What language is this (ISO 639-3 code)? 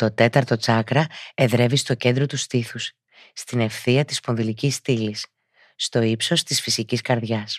ell